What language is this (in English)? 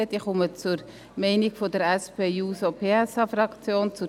Swiss German